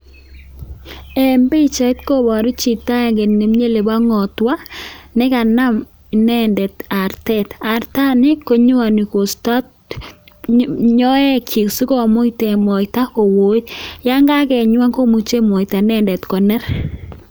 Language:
Kalenjin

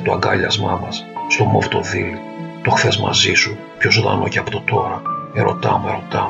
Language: Greek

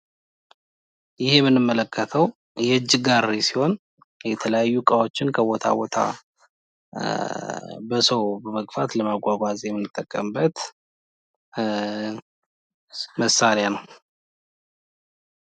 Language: Amharic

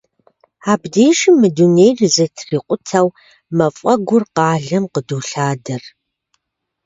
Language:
Kabardian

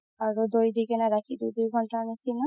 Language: Assamese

